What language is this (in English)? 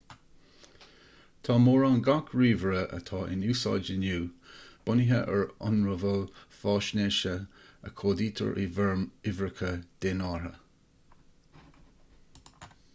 Irish